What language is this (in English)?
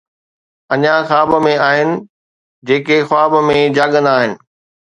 Sindhi